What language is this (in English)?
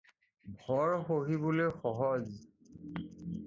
Assamese